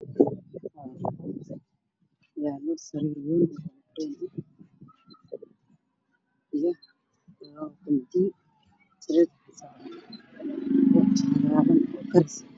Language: Somali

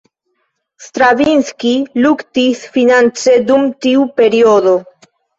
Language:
Esperanto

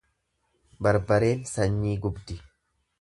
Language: Oromo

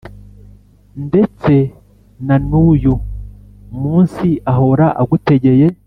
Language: Kinyarwanda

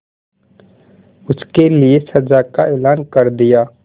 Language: Hindi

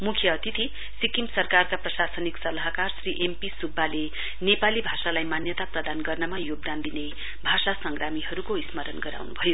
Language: Nepali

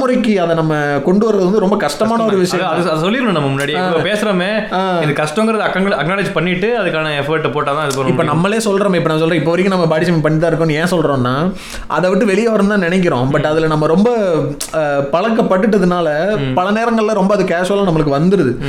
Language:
Tamil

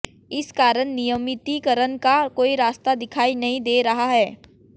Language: Hindi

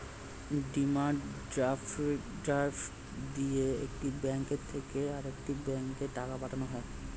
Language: Bangla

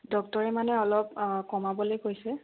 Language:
Assamese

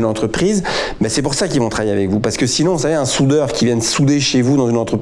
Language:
French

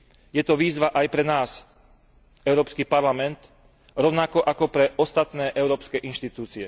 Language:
Slovak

